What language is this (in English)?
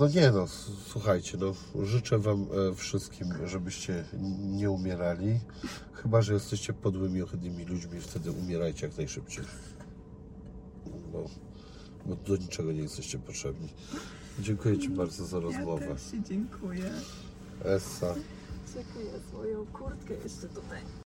Polish